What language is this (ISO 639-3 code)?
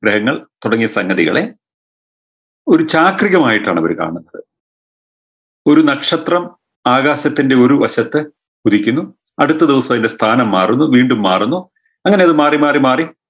mal